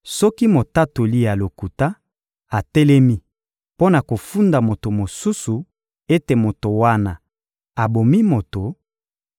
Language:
Lingala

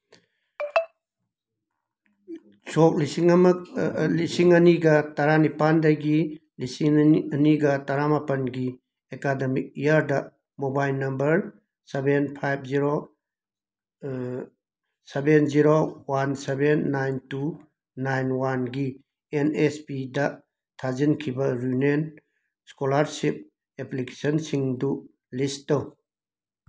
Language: Manipuri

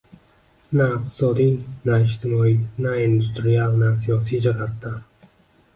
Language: Uzbek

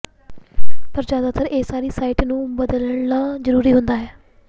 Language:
Punjabi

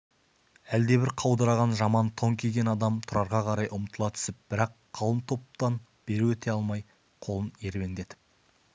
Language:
Kazakh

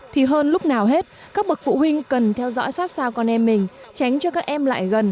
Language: Vietnamese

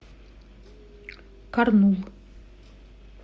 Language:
Russian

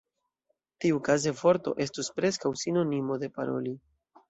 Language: Esperanto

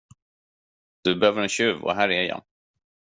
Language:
Swedish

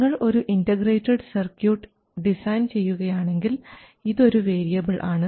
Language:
Malayalam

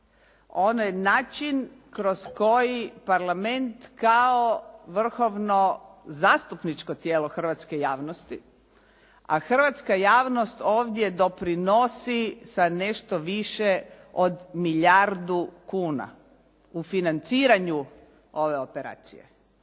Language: Croatian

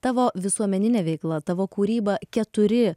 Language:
Lithuanian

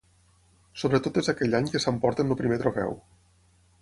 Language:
Catalan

